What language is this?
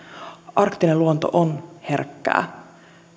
Finnish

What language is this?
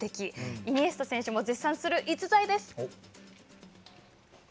Japanese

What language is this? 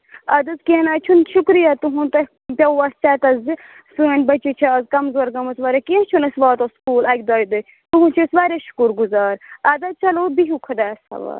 Kashmiri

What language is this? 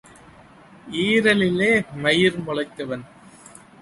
Tamil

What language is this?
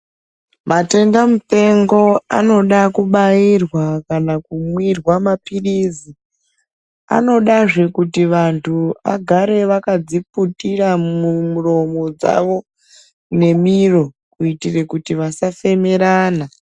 Ndau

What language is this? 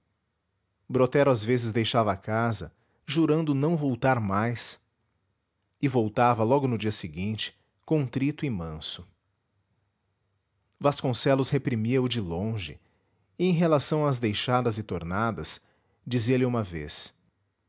Portuguese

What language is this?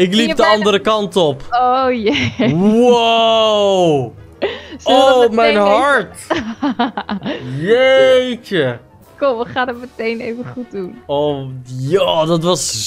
Dutch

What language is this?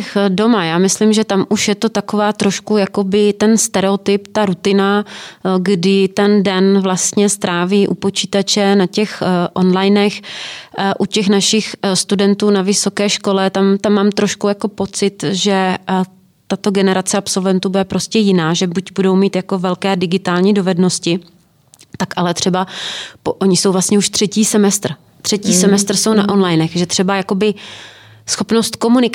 Czech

